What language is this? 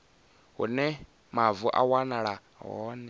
Venda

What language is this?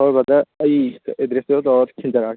Manipuri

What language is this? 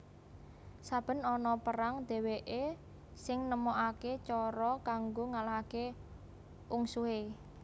Javanese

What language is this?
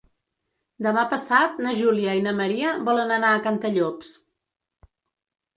Catalan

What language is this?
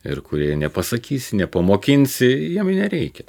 Lithuanian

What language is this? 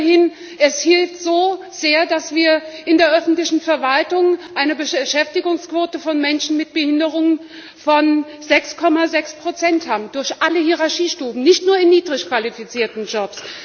German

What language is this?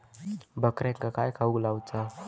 Marathi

